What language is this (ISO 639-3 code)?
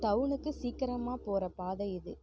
tam